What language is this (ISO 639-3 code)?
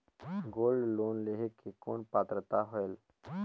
hne